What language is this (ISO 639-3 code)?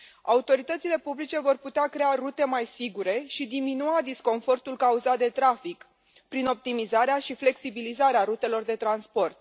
ron